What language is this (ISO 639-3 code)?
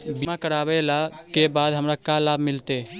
mag